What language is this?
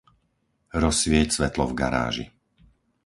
Slovak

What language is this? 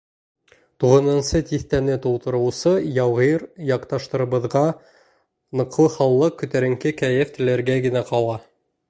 Bashkir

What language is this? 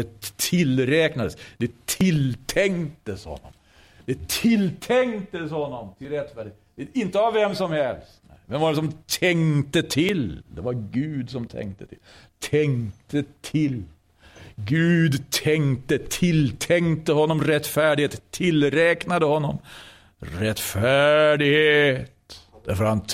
Swedish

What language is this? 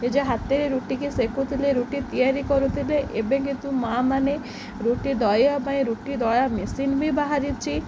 Odia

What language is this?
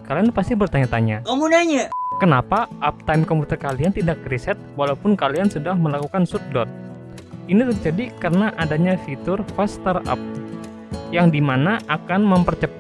Indonesian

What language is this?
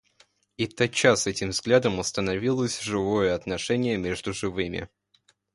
Russian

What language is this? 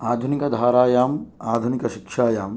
Sanskrit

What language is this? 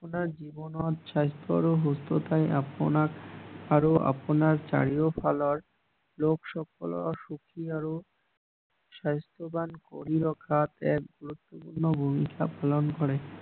Assamese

